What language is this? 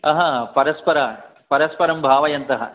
Sanskrit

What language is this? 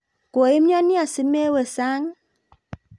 Kalenjin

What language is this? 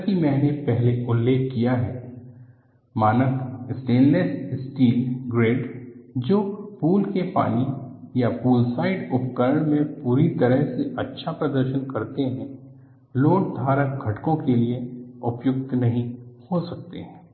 Hindi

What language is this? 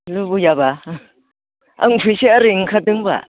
Bodo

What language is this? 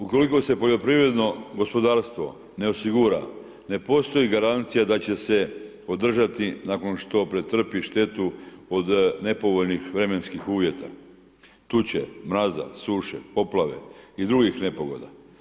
Croatian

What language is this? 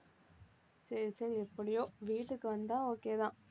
Tamil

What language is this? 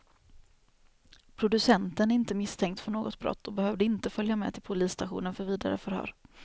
Swedish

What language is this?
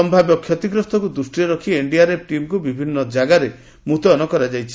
Odia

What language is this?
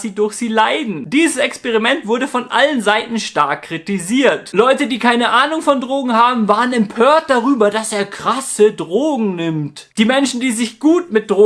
German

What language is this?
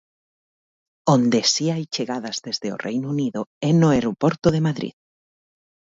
Galician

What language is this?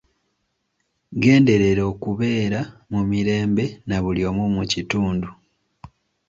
Ganda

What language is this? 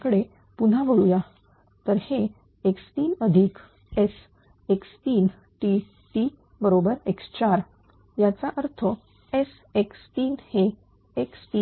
Marathi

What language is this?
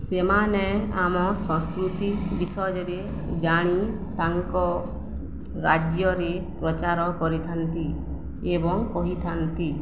Odia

